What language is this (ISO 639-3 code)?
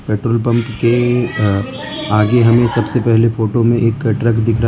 hin